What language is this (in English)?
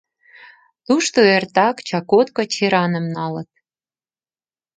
Mari